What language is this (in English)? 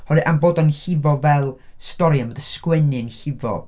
Welsh